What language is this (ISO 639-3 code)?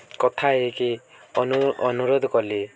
ori